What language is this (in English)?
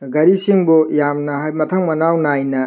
Manipuri